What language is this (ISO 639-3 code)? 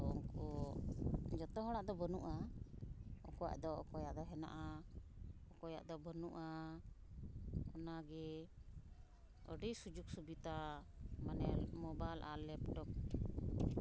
sat